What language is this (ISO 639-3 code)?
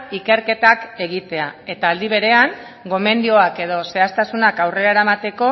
eus